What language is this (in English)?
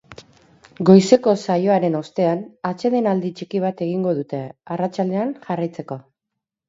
Basque